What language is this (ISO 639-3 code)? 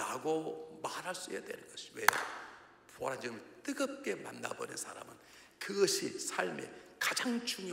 kor